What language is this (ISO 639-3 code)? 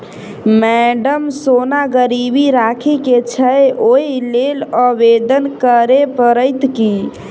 mai